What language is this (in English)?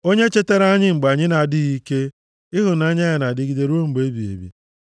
Igbo